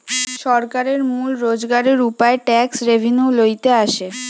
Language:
Bangla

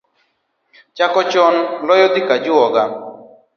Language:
Luo (Kenya and Tanzania)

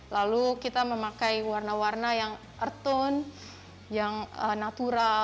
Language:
Indonesian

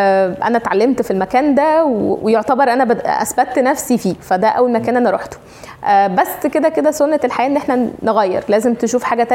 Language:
Arabic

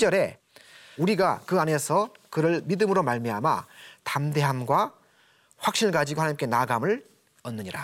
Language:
Korean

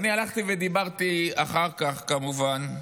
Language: Hebrew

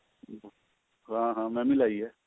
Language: Punjabi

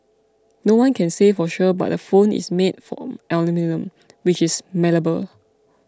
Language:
English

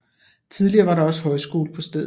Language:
Danish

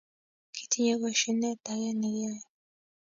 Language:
Kalenjin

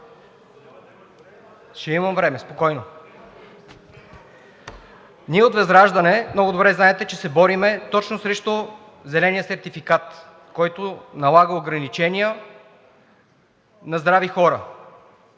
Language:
Bulgarian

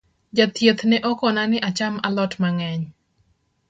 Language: Luo (Kenya and Tanzania)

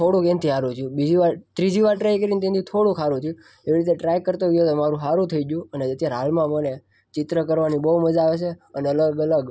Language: Gujarati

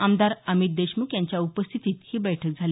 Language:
Marathi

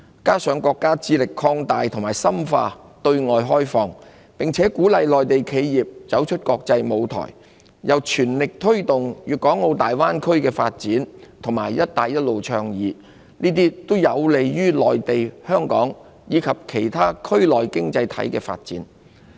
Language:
Cantonese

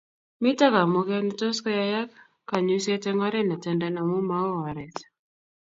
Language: Kalenjin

